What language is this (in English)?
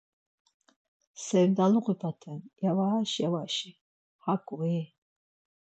Laz